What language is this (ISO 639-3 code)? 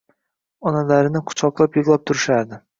uzb